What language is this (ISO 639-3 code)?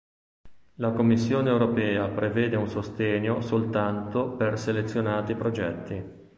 ita